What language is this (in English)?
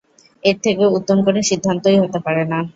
Bangla